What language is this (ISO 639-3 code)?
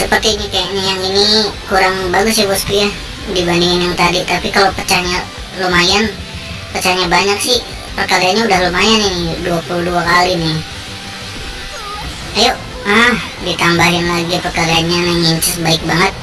ind